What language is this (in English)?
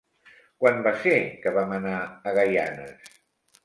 Catalan